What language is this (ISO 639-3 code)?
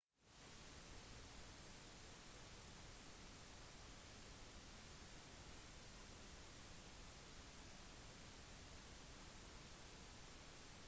nob